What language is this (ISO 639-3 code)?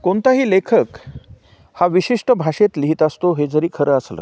mar